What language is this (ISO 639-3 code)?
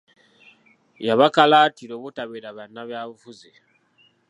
lug